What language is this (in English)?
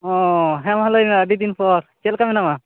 Santali